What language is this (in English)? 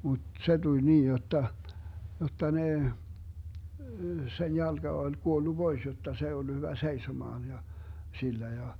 Finnish